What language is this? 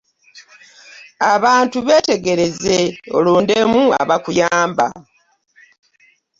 Ganda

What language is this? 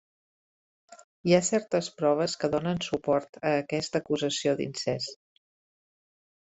Catalan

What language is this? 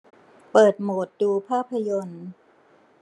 Thai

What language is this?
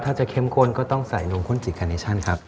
Thai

